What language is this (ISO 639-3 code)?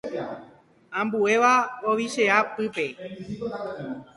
grn